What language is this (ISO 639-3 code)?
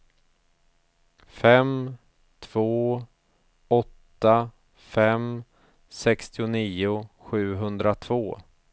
swe